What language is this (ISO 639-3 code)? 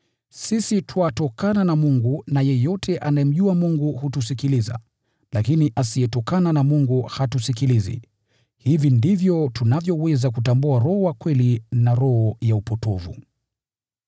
swa